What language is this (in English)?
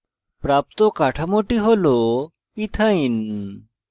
Bangla